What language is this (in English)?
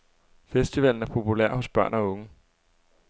Danish